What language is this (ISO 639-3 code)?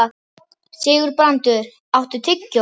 isl